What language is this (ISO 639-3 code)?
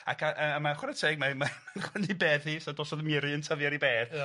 cym